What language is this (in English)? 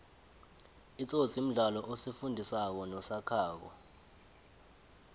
South Ndebele